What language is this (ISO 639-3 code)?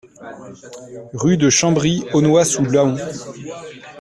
fra